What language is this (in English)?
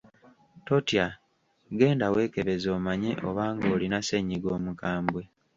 Ganda